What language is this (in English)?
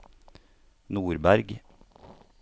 Norwegian